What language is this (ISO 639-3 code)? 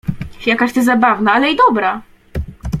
pol